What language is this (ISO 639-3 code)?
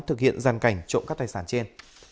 vie